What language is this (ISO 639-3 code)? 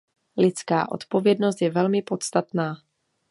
ces